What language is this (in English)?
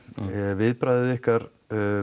Icelandic